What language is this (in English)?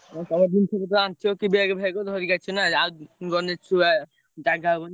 Odia